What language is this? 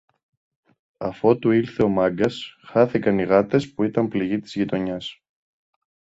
Greek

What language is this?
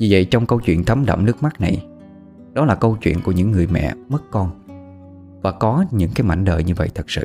Vietnamese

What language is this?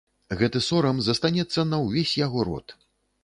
Belarusian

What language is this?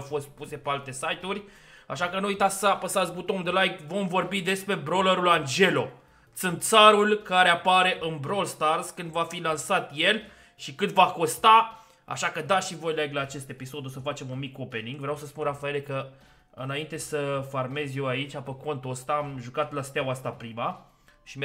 Romanian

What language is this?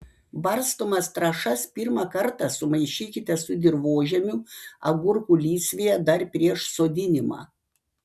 Lithuanian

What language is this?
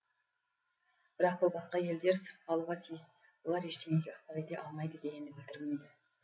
Kazakh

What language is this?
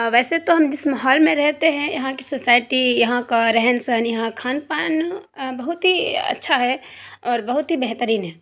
Urdu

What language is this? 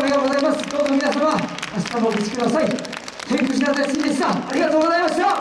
Japanese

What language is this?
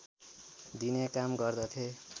Nepali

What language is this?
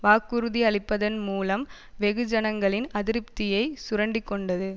Tamil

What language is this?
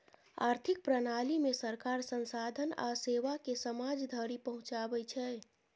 Maithili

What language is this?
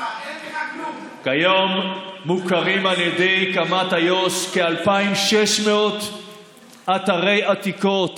Hebrew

